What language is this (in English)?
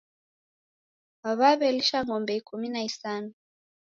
Taita